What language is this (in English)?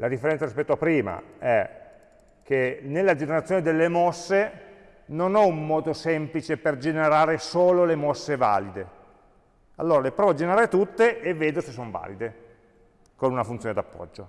Italian